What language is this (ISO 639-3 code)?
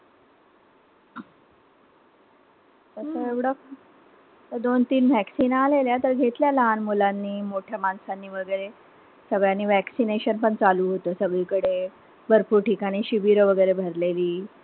mar